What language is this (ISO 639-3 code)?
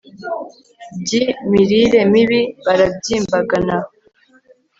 kin